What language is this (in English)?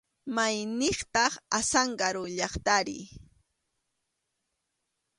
Arequipa-La Unión Quechua